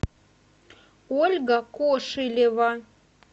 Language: Russian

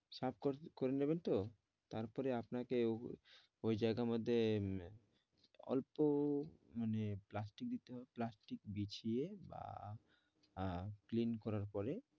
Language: Bangla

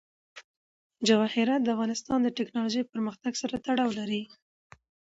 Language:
Pashto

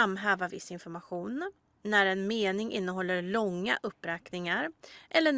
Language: Swedish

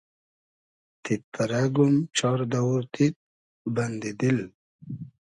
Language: Hazaragi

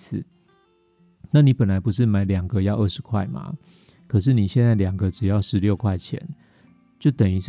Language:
Chinese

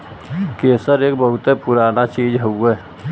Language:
Bhojpuri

